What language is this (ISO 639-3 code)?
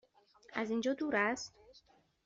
fas